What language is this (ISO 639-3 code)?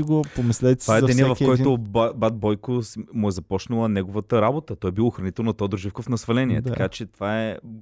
bul